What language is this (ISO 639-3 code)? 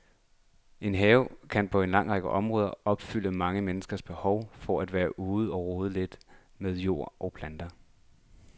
dan